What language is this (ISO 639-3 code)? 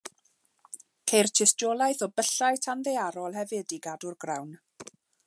cym